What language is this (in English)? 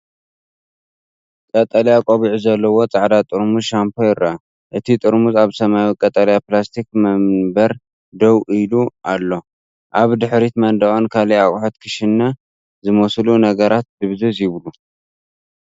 Tigrinya